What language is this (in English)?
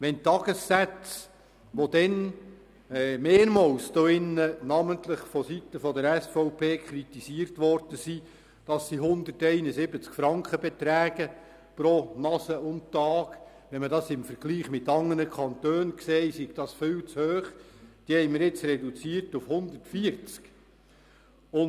Swiss German